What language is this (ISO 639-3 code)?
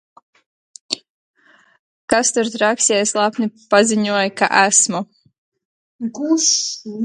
lav